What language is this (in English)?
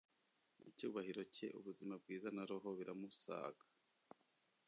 Kinyarwanda